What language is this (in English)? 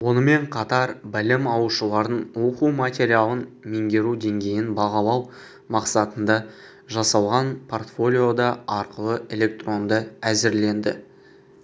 Kazakh